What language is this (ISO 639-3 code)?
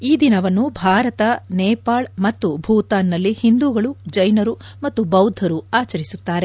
kan